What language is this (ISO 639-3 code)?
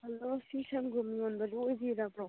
mni